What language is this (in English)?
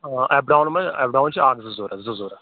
Kashmiri